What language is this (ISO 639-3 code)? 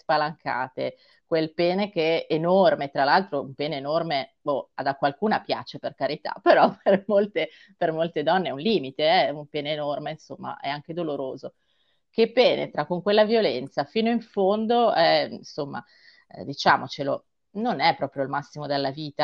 ita